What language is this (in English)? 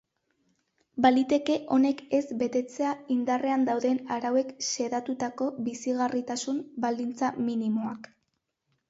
Basque